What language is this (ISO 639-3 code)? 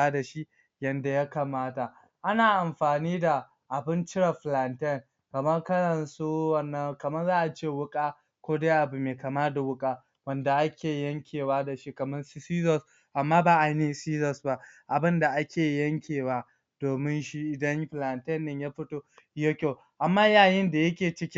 hau